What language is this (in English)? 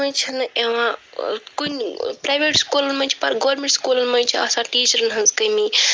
Kashmiri